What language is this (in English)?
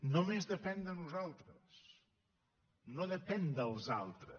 Catalan